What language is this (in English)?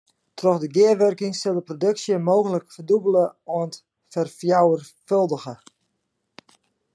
Western Frisian